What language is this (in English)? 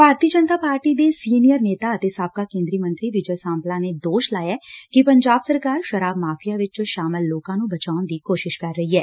Punjabi